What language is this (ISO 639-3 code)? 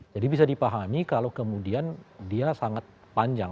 ind